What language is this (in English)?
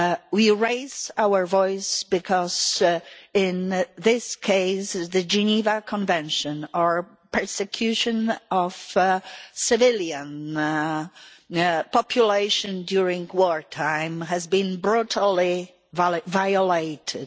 English